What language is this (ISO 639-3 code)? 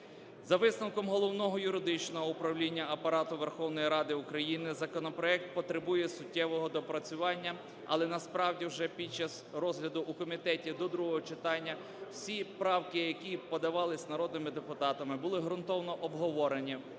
ukr